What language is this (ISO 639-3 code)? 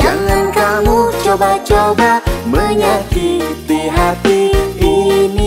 ind